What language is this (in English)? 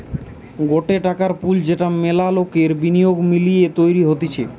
Bangla